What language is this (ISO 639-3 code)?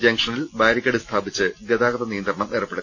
mal